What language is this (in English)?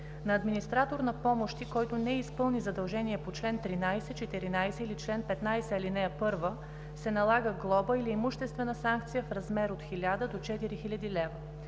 Bulgarian